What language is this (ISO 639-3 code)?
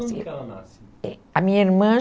por